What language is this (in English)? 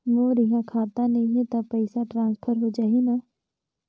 Chhattisgarhi